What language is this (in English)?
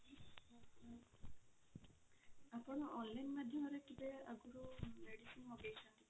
Odia